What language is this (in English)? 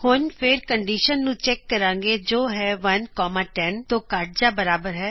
Punjabi